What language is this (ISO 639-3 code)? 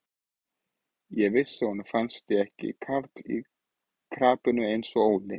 isl